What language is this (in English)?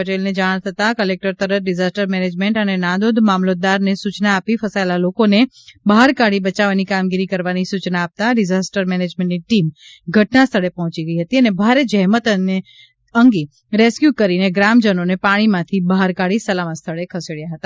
Gujarati